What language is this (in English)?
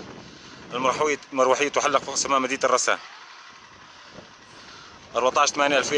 Arabic